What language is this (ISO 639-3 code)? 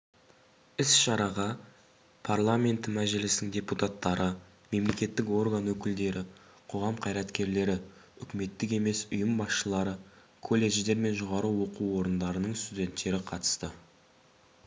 kaz